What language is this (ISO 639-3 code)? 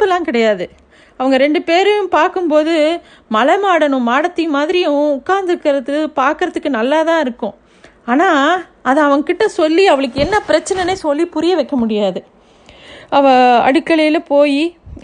tam